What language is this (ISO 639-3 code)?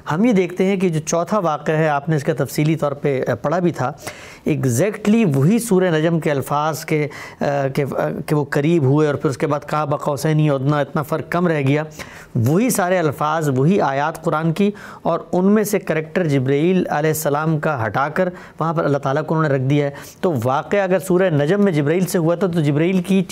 urd